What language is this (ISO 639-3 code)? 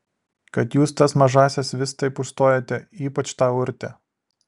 lit